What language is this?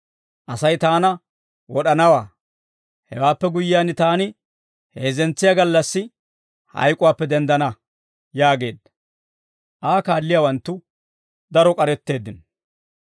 Dawro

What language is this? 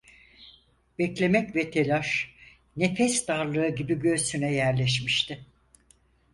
Turkish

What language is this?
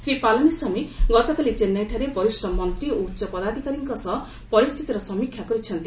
Odia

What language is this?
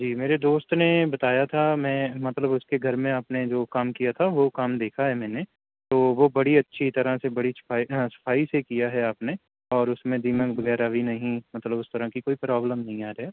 Urdu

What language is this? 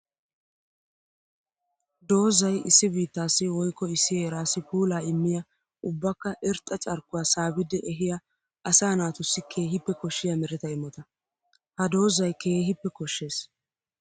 Wolaytta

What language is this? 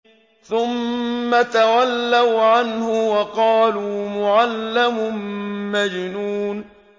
Arabic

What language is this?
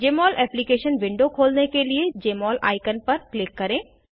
Hindi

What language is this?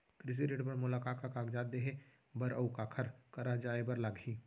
Chhattisgarhi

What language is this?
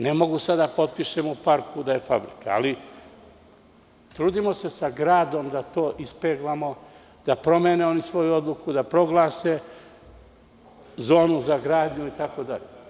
Serbian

